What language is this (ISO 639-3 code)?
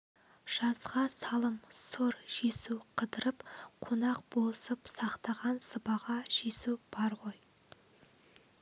kaz